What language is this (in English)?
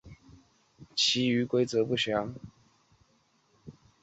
Chinese